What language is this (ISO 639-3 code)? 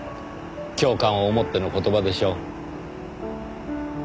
jpn